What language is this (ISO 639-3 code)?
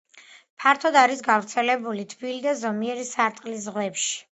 kat